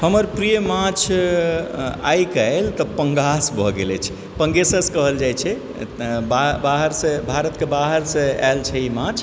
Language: Maithili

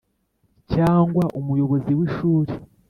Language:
Kinyarwanda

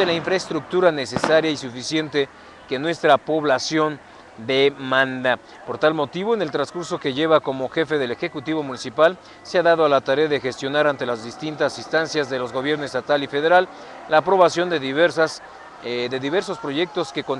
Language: Spanish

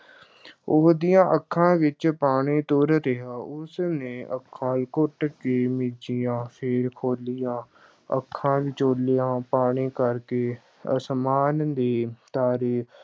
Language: Punjabi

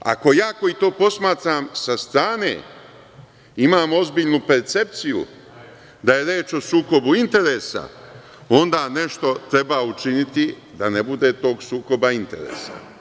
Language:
Serbian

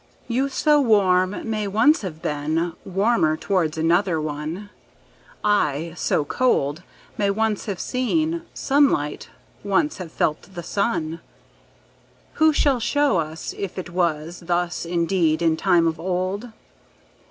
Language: English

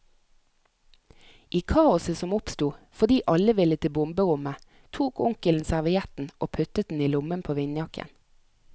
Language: Norwegian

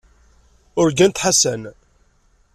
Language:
Kabyle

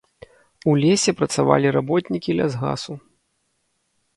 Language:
Belarusian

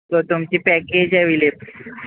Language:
Konkani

